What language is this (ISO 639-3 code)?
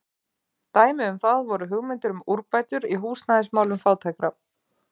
isl